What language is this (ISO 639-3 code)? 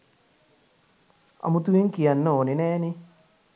sin